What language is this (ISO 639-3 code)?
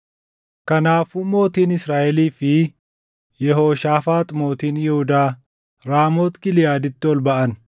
orm